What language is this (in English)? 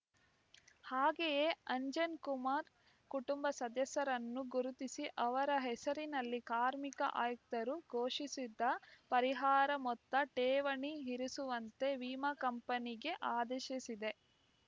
Kannada